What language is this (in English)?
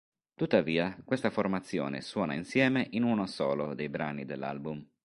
Italian